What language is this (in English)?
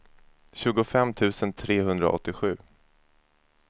Swedish